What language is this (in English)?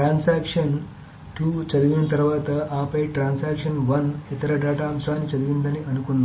Telugu